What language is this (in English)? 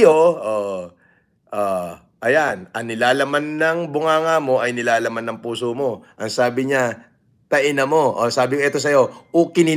Filipino